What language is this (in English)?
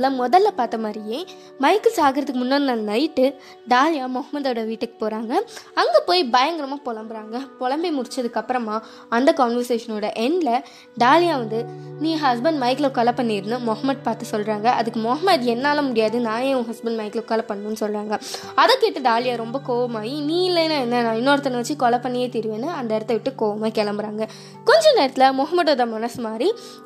Tamil